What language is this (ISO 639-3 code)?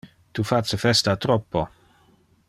ina